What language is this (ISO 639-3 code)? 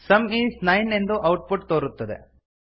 kan